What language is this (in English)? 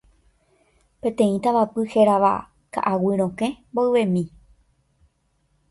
Guarani